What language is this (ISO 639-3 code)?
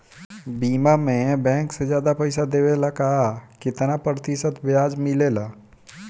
bho